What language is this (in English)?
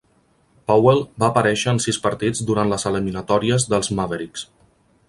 Catalan